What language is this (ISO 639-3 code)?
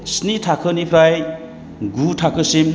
brx